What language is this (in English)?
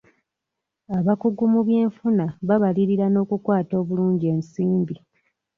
Ganda